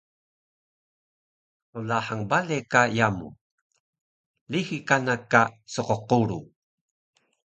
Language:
Taroko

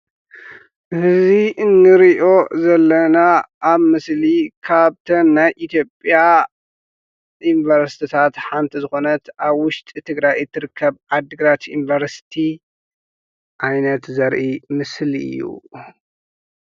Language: Tigrinya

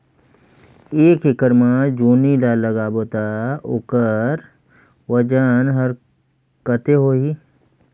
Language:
Chhattisgarhi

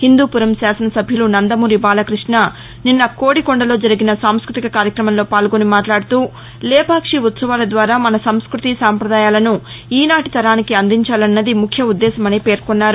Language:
Telugu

